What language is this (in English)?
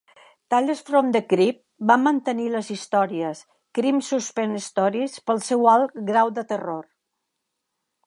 Catalan